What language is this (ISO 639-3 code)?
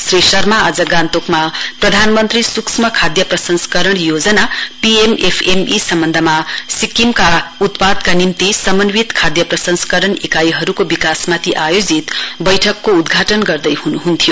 nep